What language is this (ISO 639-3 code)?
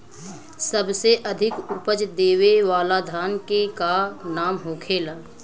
bho